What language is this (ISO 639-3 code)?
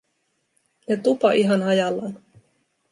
fin